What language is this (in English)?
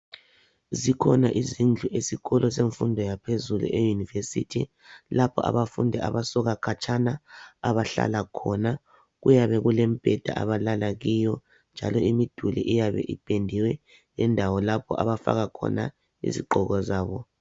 North Ndebele